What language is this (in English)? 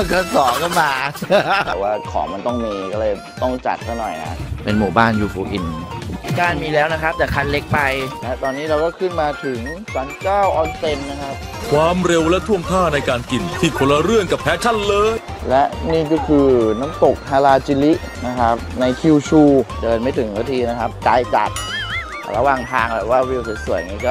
Thai